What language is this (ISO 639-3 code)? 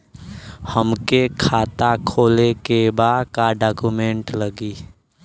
bho